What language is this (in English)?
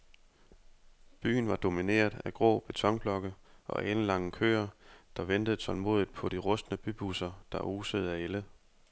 Danish